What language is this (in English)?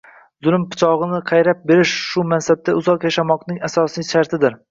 Uzbek